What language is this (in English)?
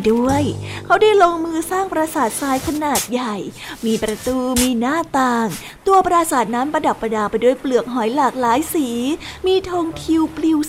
Thai